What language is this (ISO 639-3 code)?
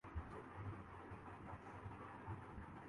urd